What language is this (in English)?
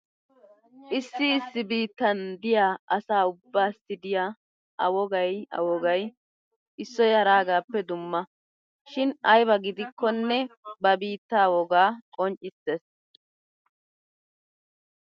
Wolaytta